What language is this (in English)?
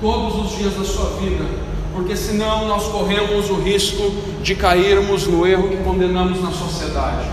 Portuguese